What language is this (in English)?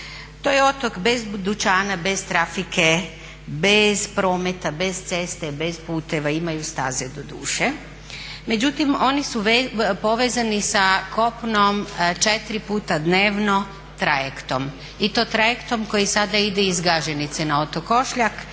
Croatian